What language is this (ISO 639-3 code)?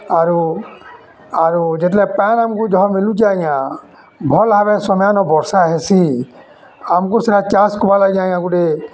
ori